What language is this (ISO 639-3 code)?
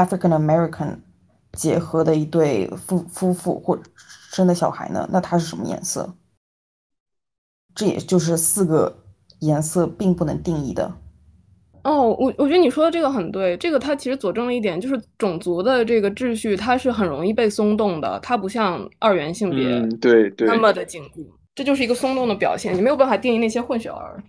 zho